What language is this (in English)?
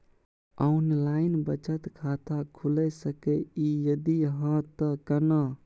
Maithili